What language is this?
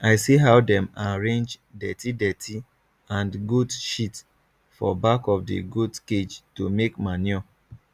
Nigerian Pidgin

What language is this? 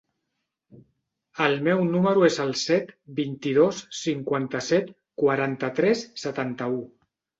Catalan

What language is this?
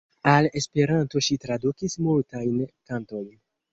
Esperanto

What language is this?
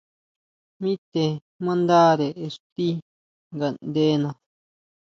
Huautla Mazatec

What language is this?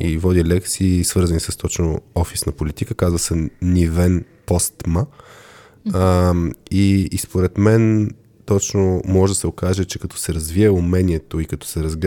Bulgarian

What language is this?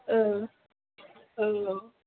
Bodo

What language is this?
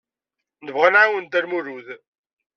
Kabyle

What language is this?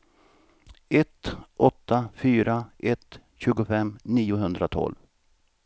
Swedish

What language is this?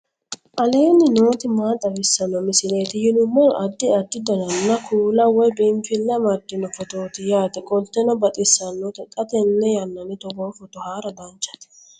Sidamo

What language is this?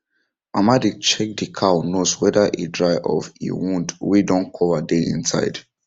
Nigerian Pidgin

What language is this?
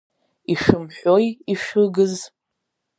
Abkhazian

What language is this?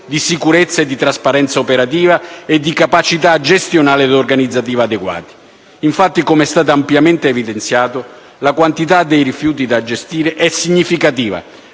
Italian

